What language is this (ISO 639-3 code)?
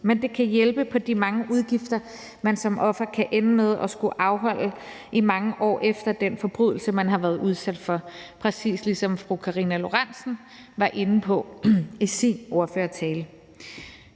dan